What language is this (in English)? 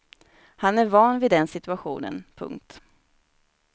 Swedish